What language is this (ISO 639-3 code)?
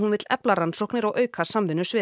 isl